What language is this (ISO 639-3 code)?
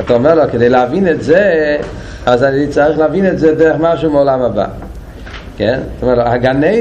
heb